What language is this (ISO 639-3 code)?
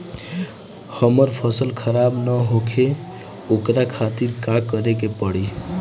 bho